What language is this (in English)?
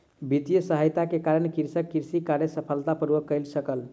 Maithili